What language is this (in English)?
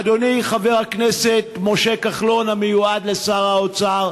Hebrew